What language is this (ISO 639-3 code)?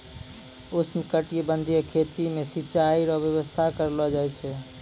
mai